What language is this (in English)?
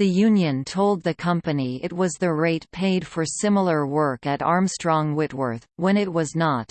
English